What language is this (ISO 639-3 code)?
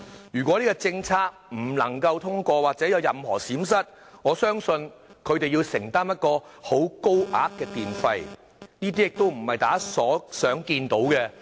yue